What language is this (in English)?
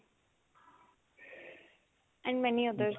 Punjabi